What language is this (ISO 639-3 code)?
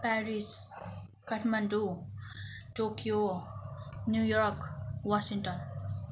nep